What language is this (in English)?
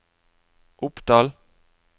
Norwegian